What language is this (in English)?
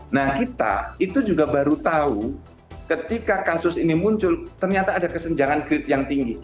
Indonesian